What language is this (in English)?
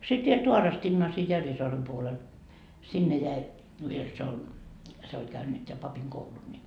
Finnish